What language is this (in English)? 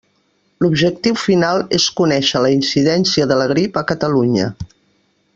Catalan